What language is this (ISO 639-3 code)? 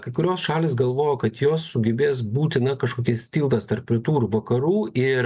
lit